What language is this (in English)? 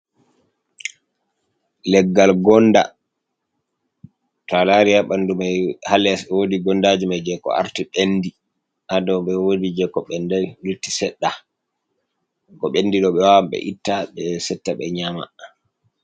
Fula